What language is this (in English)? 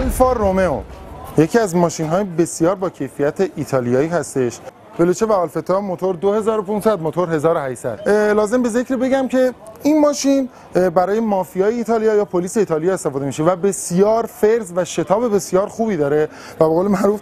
Persian